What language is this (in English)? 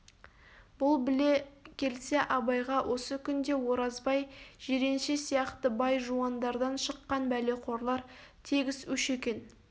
Kazakh